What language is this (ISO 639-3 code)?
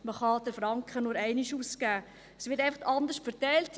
gsw